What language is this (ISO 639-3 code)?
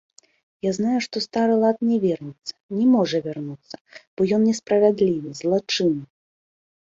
bel